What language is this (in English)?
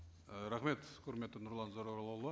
Kazakh